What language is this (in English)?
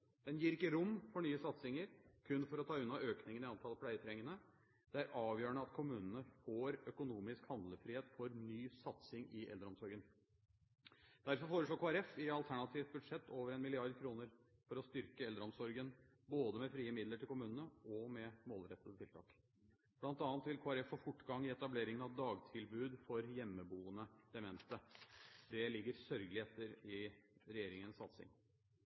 Norwegian Bokmål